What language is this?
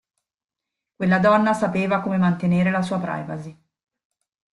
Italian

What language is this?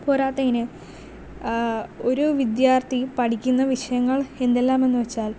Malayalam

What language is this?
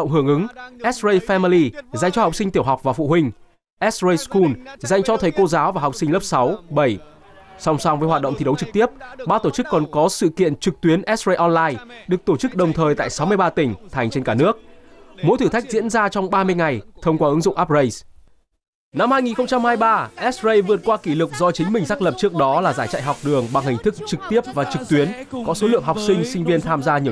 Vietnamese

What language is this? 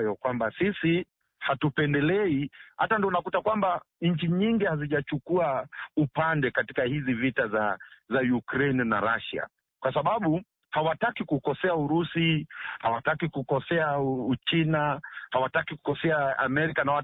Swahili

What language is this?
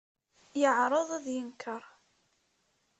Kabyle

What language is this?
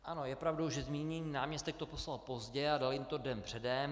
Czech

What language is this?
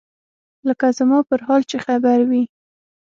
Pashto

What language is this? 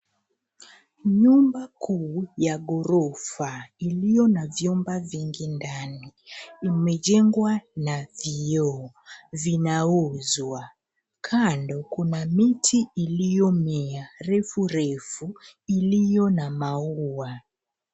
Swahili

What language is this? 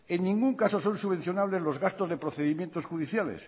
Spanish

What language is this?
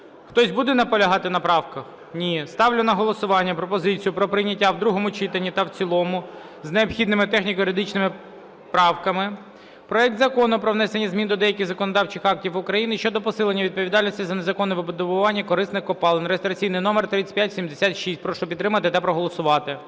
Ukrainian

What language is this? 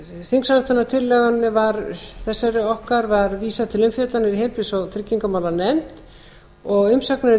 Icelandic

